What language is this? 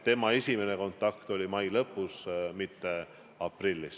Estonian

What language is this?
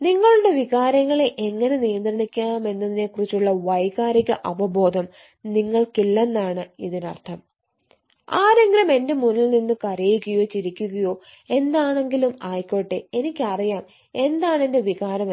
Malayalam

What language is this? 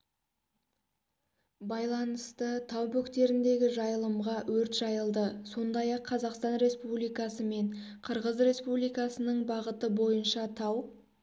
Kazakh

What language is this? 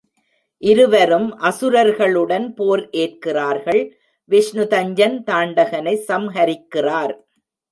Tamil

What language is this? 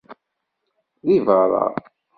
Kabyle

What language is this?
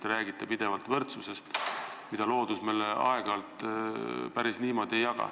Estonian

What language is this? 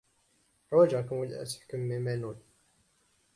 Kabyle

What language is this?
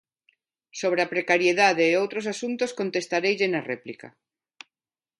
Galician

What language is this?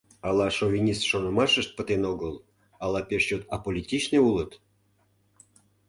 Mari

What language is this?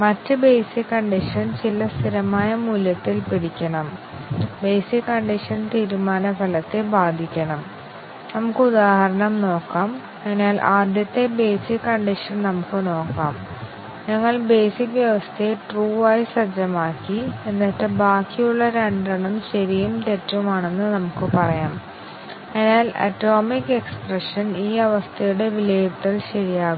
Malayalam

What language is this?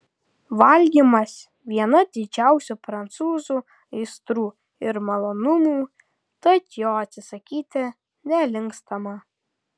Lithuanian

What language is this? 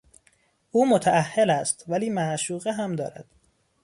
Persian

